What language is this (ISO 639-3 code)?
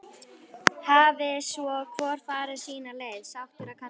isl